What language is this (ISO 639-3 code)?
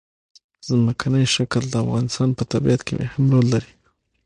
pus